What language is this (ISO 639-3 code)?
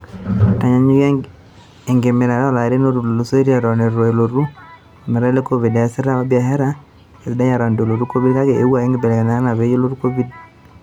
mas